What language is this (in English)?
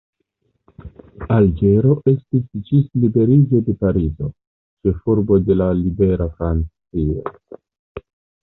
Esperanto